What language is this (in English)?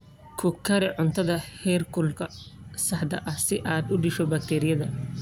Somali